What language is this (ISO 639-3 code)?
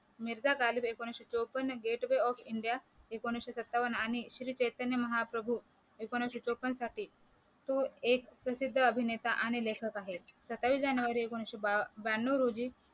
mar